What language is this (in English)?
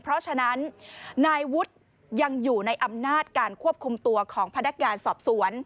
Thai